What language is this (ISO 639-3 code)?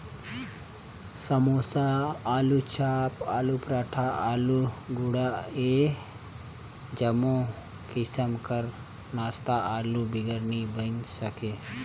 hne